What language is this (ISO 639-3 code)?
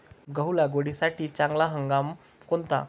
mar